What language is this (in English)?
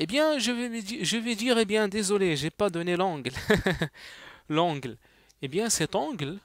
French